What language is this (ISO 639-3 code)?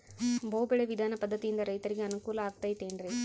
kan